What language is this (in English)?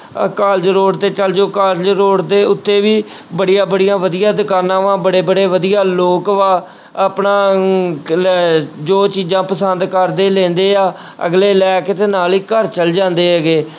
Punjabi